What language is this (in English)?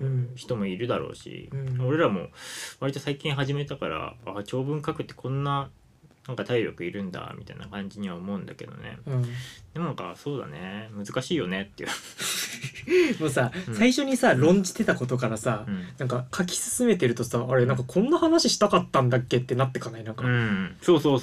Japanese